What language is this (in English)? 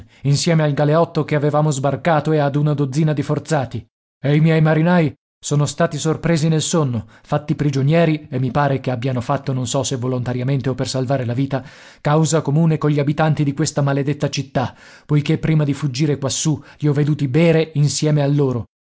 Italian